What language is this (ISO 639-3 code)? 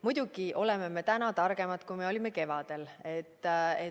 est